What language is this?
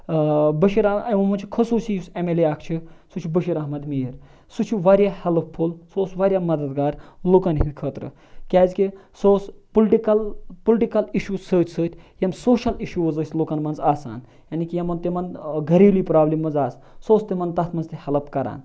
Kashmiri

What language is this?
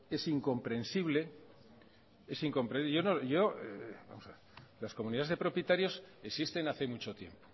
Spanish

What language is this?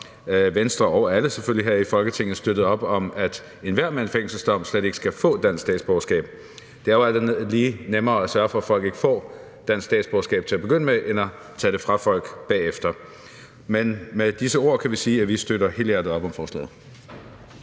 Danish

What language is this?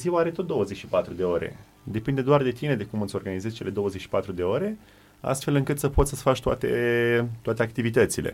Romanian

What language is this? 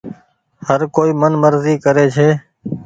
Goaria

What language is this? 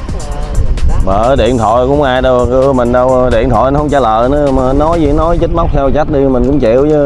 Vietnamese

